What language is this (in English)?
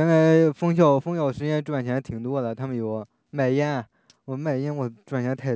Chinese